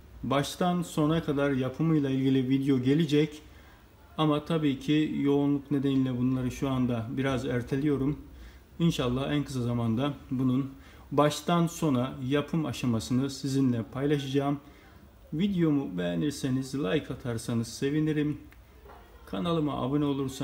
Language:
Turkish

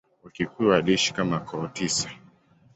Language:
Swahili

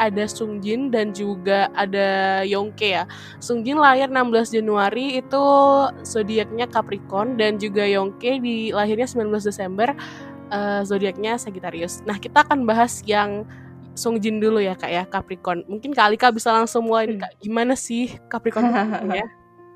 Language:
Indonesian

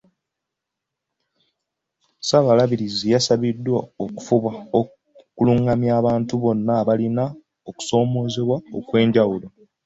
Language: Ganda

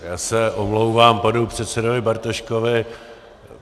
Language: Czech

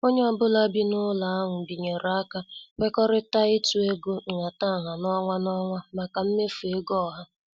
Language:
Igbo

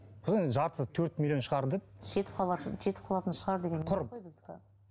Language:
Kazakh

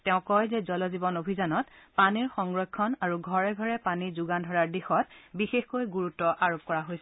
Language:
Assamese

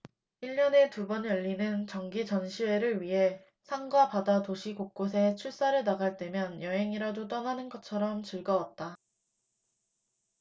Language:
Korean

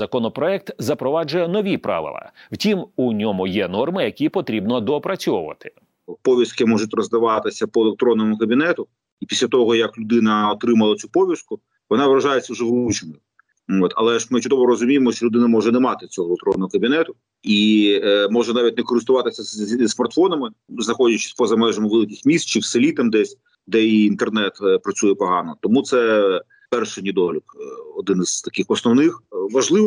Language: Ukrainian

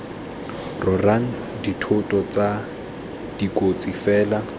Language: Tswana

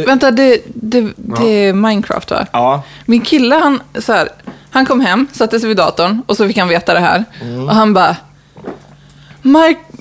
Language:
Swedish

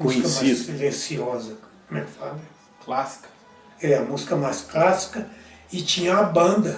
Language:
Portuguese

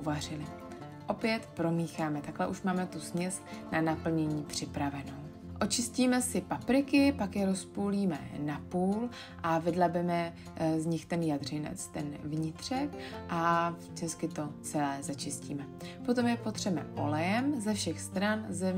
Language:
Czech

